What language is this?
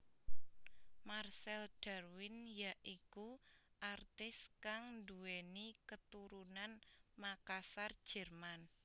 Javanese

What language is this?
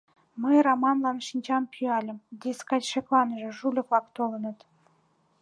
Mari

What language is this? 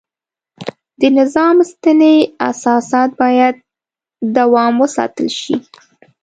Pashto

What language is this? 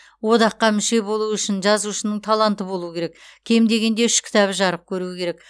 Kazakh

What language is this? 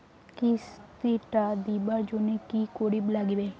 Bangla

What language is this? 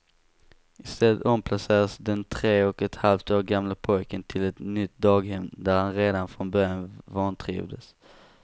Swedish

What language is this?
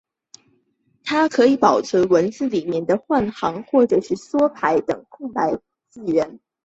Chinese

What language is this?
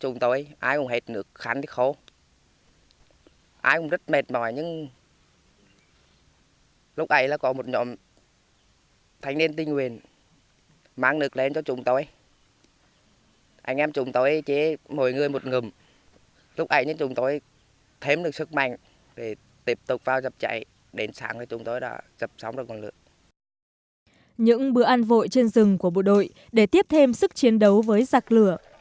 Vietnamese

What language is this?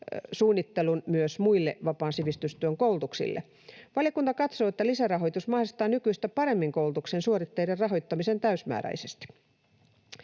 Finnish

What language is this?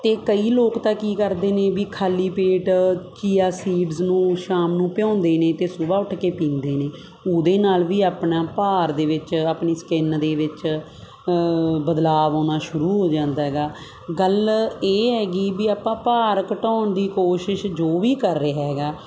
Punjabi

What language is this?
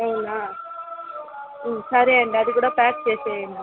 Telugu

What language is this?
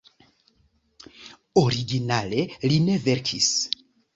Esperanto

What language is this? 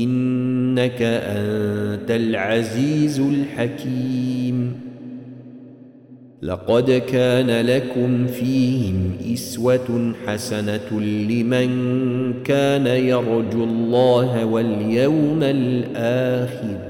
Arabic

